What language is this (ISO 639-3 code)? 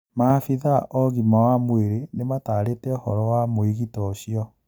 kik